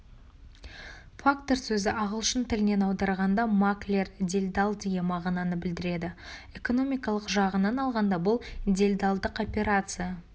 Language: Kazakh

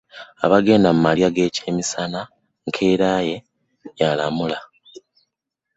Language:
Ganda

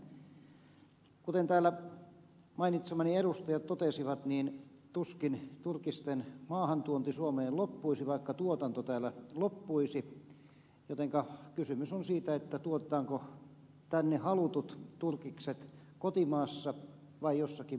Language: Finnish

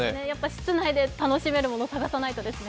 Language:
Japanese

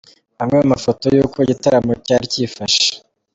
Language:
Kinyarwanda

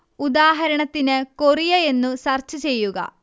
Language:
Malayalam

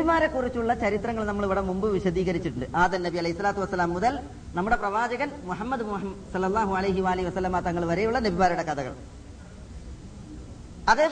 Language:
Malayalam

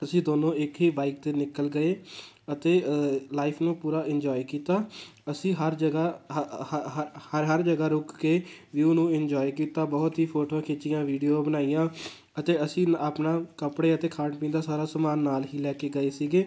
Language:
Punjabi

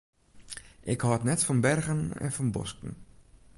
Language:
Western Frisian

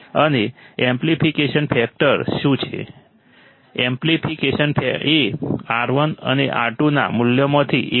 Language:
Gujarati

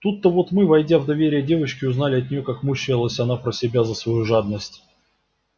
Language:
Russian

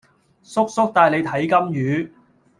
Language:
Cantonese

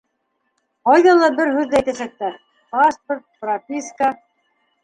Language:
Bashkir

